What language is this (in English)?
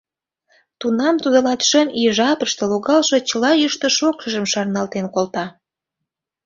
Mari